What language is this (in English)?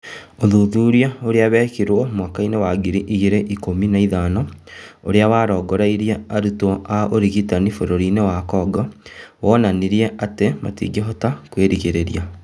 Kikuyu